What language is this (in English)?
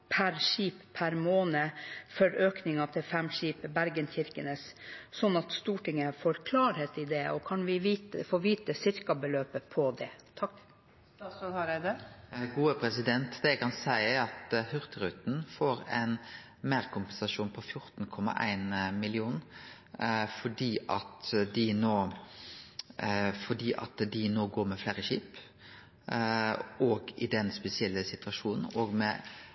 Norwegian